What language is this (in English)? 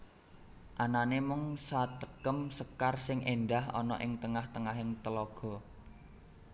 Javanese